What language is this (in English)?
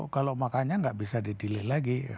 Indonesian